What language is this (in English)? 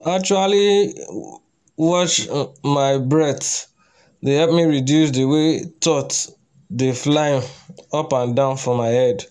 Nigerian Pidgin